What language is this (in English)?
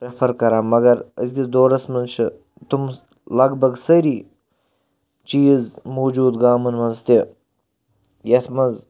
Kashmiri